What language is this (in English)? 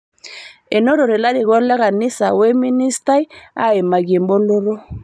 Masai